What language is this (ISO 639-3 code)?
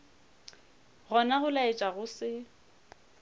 nso